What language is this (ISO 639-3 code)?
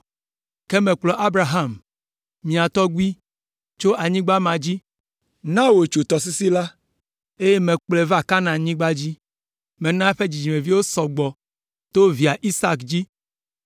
ewe